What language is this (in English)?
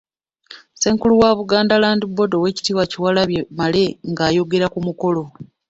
Ganda